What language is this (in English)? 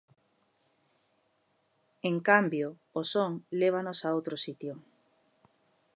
Galician